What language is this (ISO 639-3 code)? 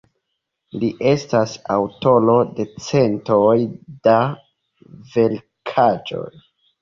epo